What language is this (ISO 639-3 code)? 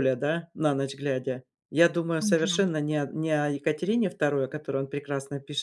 rus